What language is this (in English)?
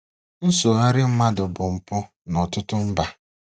Igbo